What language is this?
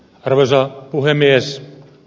Finnish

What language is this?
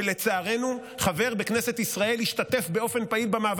Hebrew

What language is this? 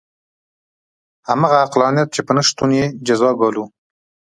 Pashto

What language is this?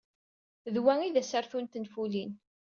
Kabyle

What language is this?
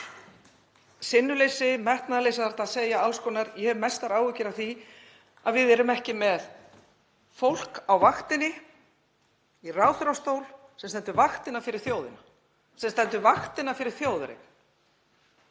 Icelandic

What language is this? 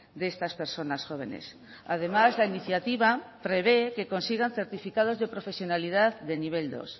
Spanish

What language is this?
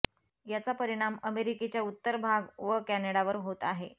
Marathi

